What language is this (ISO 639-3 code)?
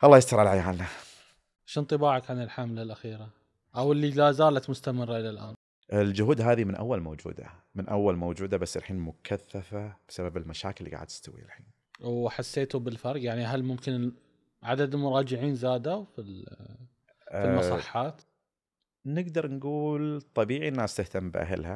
ara